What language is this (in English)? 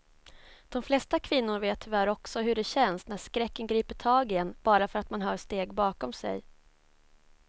Swedish